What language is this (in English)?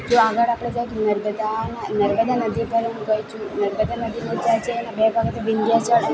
Gujarati